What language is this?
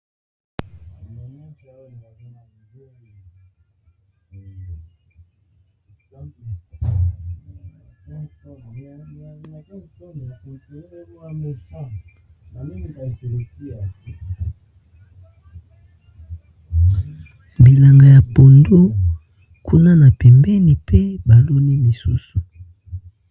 Lingala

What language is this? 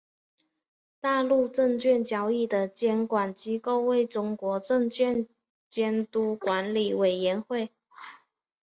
Chinese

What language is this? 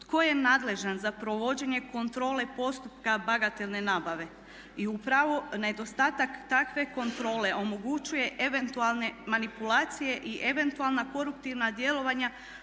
Croatian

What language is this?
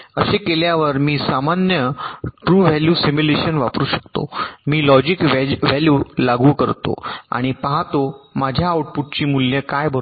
Marathi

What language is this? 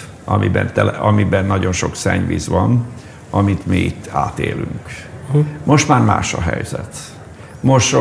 Hungarian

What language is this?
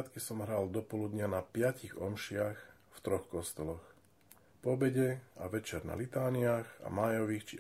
Slovak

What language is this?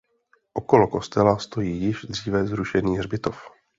Czech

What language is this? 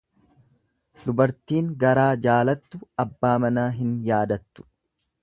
Oromo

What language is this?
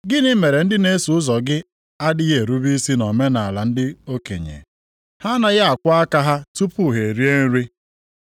Igbo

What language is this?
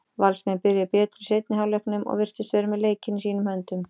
Icelandic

